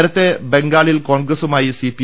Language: Malayalam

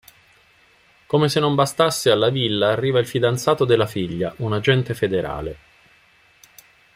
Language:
Italian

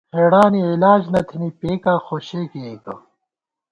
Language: Gawar-Bati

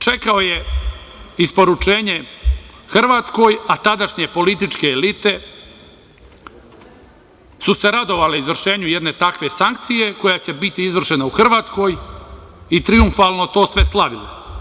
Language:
Serbian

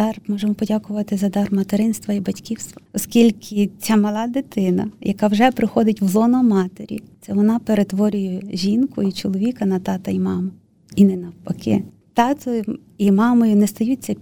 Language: Ukrainian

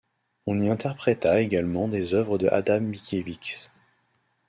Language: French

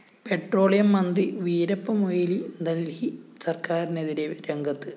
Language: Malayalam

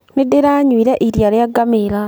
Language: Kikuyu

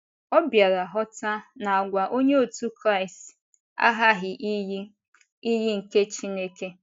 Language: Igbo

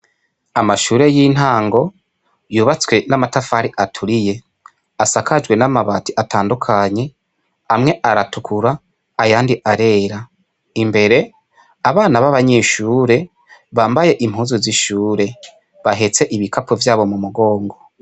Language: Rundi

